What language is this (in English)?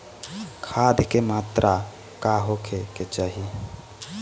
Bhojpuri